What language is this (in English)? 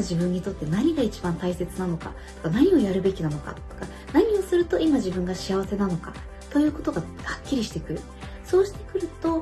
Japanese